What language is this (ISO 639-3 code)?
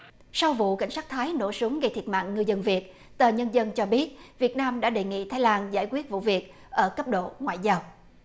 vie